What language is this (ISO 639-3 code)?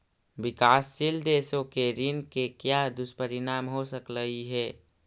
mag